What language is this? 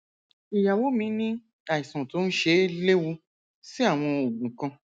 Yoruba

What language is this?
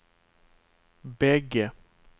Swedish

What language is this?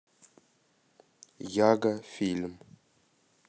Russian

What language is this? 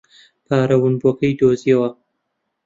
Central Kurdish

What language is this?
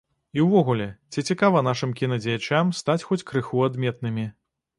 Belarusian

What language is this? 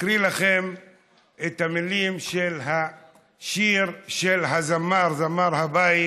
Hebrew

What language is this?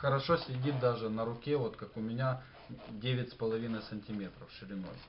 Russian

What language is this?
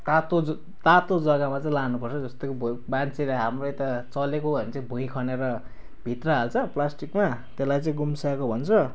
Nepali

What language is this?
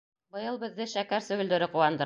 Bashkir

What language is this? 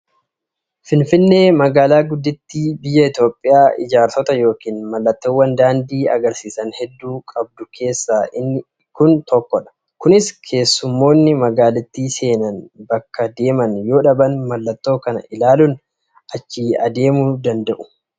Oromo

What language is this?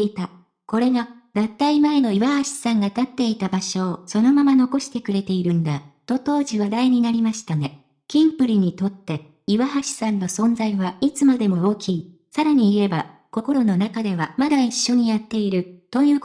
Japanese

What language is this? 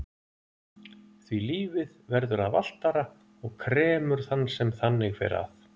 Icelandic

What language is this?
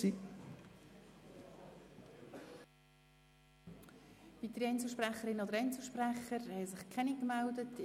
Swiss German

